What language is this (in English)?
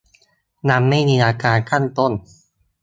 Thai